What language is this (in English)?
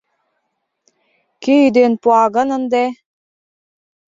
Mari